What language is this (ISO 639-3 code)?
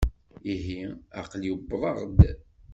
kab